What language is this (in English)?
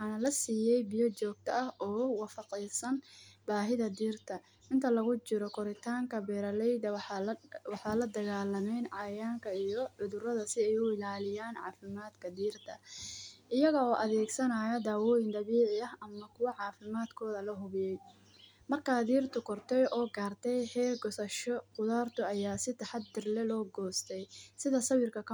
Somali